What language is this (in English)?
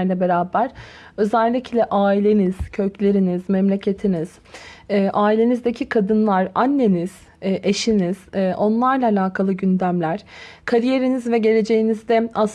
Turkish